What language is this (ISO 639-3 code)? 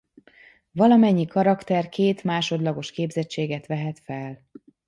hun